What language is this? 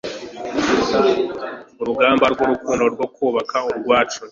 Kinyarwanda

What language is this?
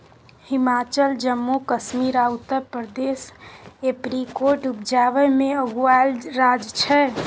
Maithili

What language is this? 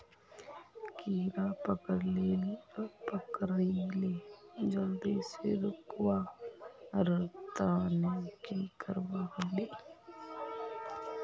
Magahi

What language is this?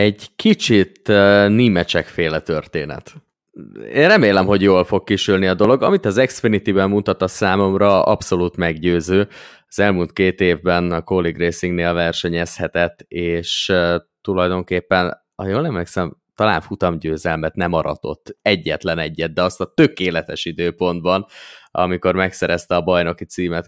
Hungarian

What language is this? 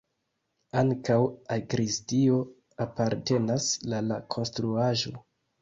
Esperanto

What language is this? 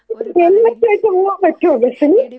Malayalam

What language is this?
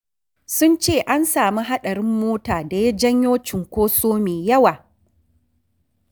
Hausa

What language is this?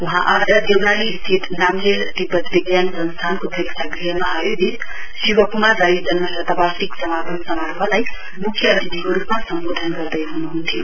Nepali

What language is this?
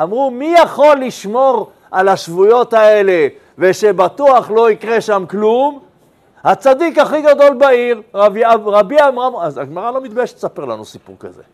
Hebrew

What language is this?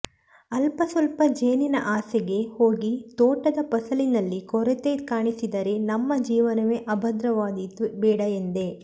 Kannada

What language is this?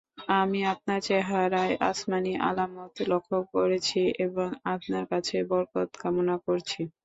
Bangla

